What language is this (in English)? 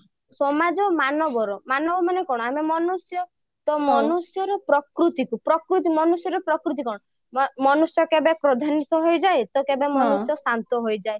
Odia